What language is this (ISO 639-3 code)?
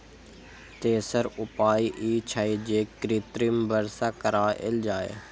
mai